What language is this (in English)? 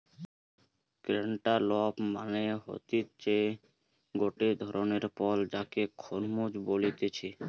Bangla